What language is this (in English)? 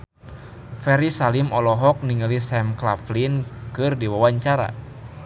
Sundanese